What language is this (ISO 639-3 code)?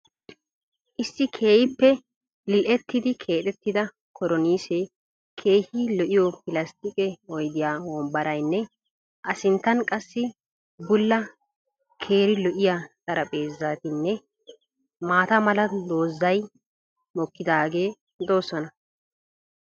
wal